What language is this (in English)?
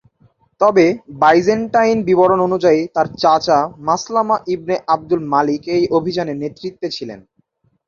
Bangla